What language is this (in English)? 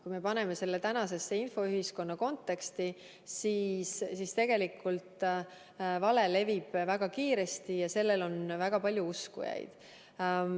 Estonian